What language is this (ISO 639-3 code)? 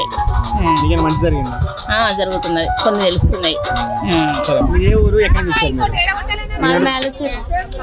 tel